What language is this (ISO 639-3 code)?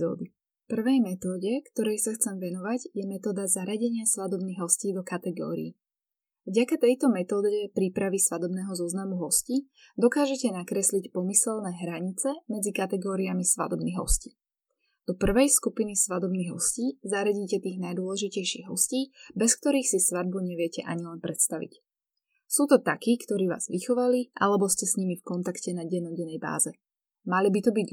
slk